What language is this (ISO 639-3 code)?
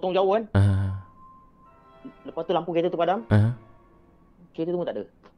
msa